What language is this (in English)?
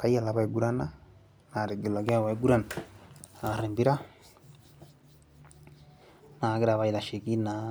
Masai